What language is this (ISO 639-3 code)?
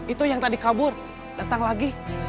ind